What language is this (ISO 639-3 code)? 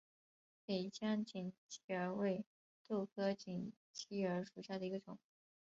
zho